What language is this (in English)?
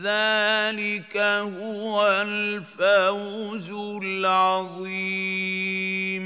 Arabic